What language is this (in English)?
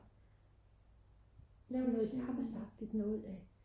Danish